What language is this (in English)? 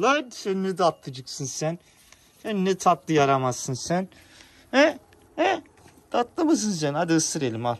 Turkish